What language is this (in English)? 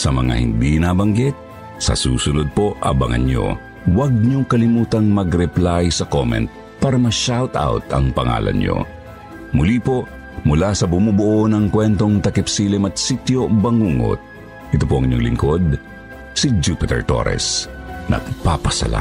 Filipino